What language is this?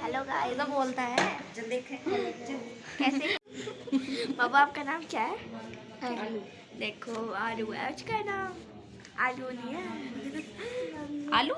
Hindi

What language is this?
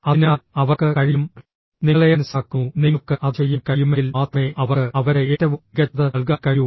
Malayalam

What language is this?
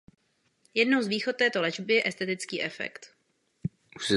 Czech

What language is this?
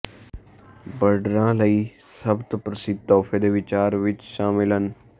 Punjabi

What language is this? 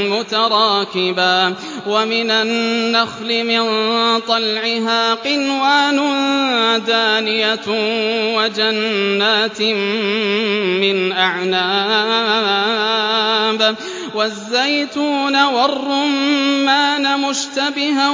Arabic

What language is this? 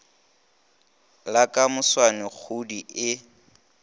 Northern Sotho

